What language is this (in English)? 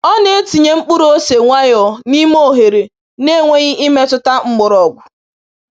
Igbo